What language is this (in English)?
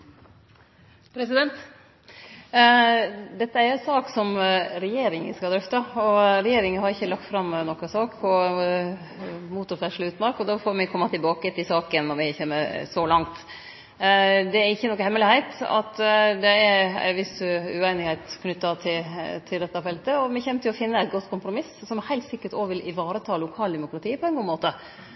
Norwegian Nynorsk